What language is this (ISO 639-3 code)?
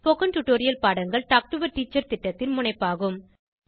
tam